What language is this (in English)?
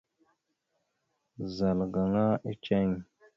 Mada (Cameroon)